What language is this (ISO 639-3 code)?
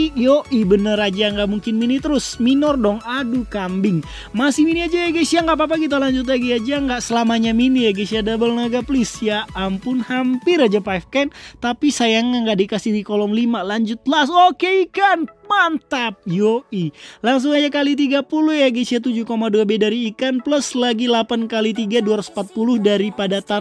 ind